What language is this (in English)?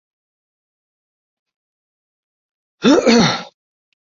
Chinese